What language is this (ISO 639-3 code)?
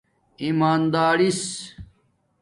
dmk